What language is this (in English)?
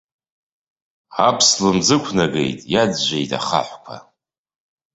Abkhazian